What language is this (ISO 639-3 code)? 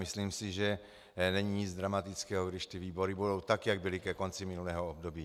ces